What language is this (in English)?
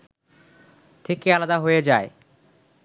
Bangla